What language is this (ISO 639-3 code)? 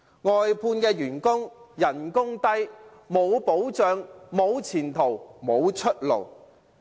yue